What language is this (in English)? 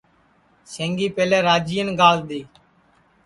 Sansi